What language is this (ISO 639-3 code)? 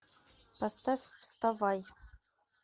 rus